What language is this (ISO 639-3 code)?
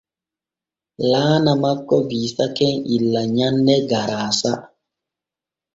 fue